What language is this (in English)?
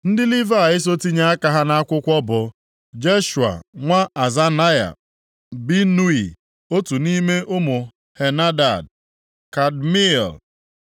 Igbo